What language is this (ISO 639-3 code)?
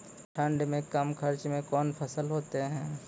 mai